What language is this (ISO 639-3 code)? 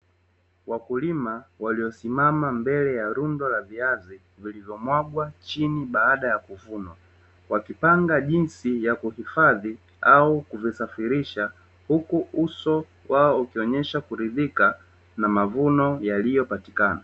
swa